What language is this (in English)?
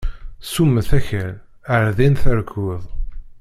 Kabyle